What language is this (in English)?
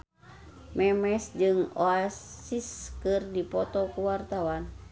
Sundanese